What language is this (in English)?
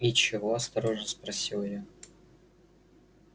Russian